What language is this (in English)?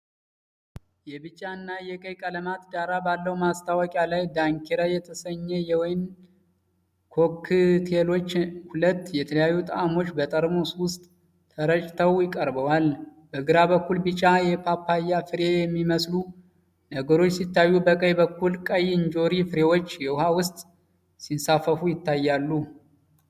Amharic